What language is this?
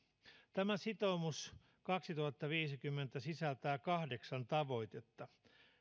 Finnish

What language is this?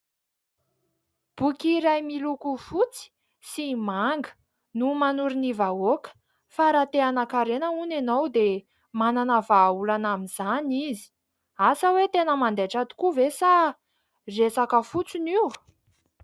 Malagasy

